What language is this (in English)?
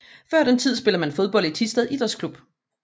Danish